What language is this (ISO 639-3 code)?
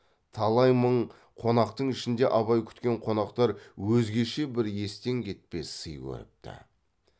kaz